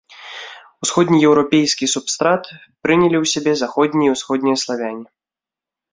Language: Belarusian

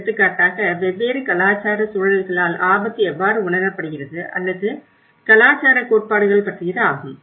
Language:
Tamil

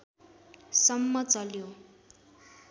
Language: Nepali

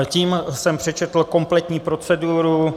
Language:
Czech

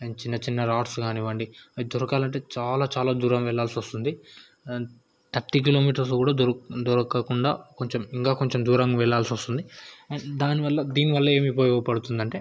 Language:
Telugu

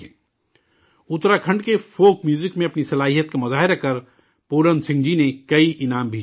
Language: Urdu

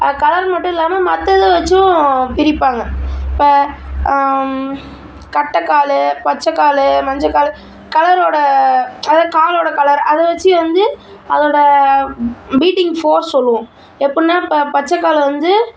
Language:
Tamil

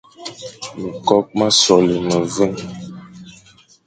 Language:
Fang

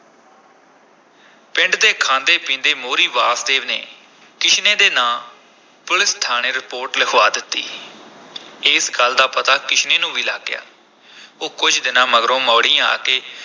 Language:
Punjabi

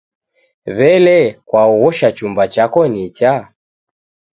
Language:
Taita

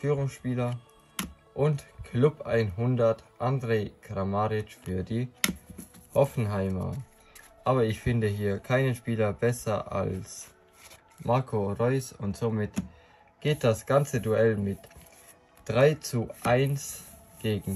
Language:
German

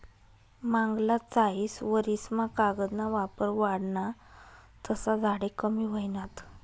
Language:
Marathi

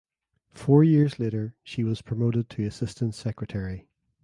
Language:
English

